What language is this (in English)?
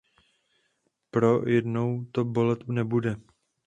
Czech